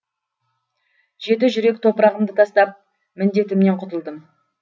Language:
Kazakh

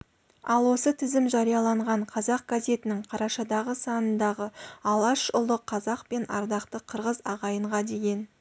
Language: Kazakh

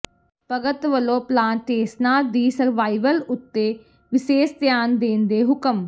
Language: Punjabi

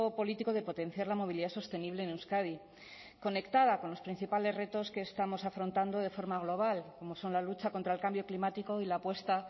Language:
Spanish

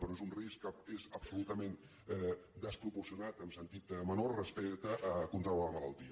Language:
Catalan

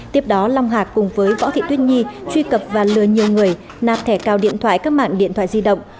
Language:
Vietnamese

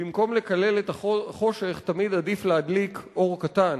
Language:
Hebrew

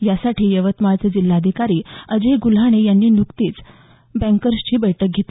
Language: Marathi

